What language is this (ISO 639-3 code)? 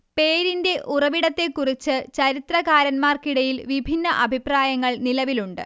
mal